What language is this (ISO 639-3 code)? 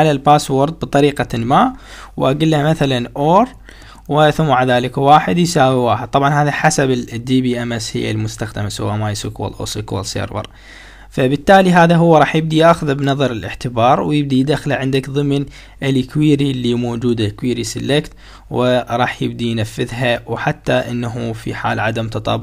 ara